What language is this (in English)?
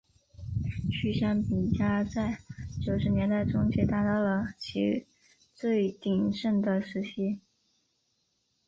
Chinese